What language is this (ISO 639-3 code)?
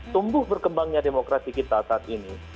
ind